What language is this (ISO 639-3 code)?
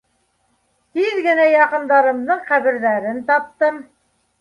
bak